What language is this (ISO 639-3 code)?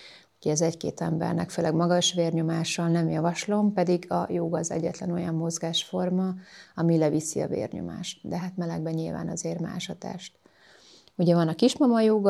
hun